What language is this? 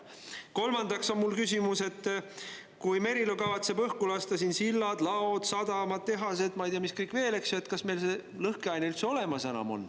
Estonian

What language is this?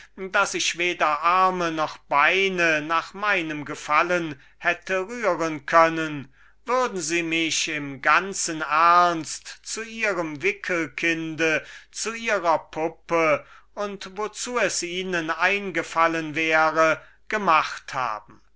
German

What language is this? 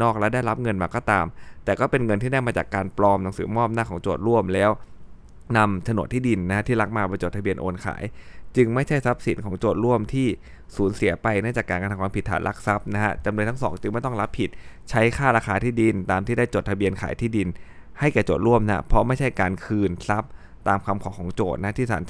Thai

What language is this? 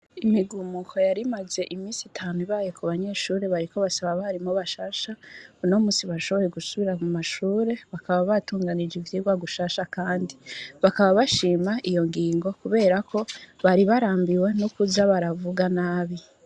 Rundi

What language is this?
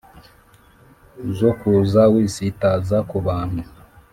Kinyarwanda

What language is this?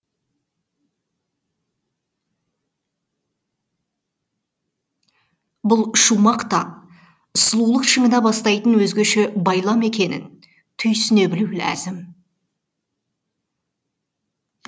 Kazakh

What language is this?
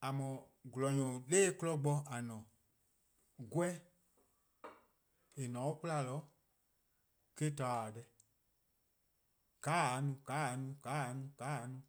Eastern Krahn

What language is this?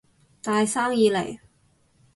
Cantonese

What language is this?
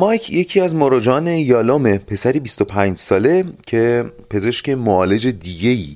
Persian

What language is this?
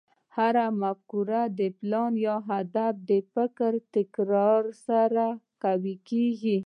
Pashto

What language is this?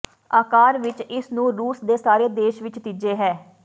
Punjabi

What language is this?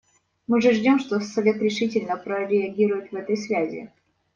Russian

